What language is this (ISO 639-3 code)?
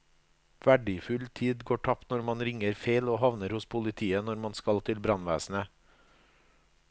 nor